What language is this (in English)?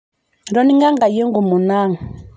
Masai